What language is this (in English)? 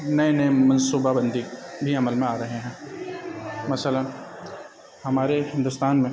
Urdu